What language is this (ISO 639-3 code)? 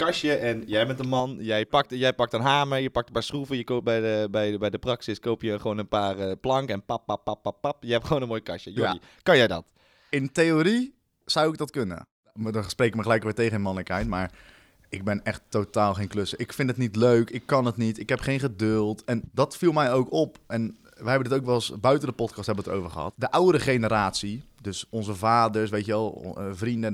nld